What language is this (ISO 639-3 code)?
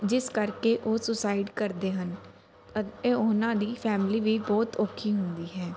pan